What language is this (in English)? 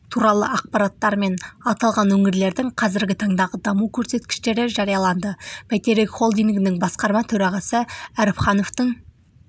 Kazakh